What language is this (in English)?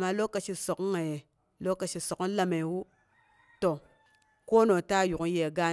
Boghom